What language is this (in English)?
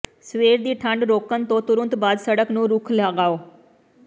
Punjabi